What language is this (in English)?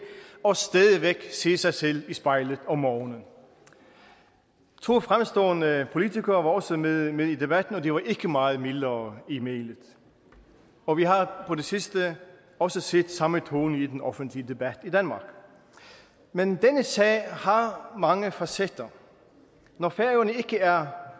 Danish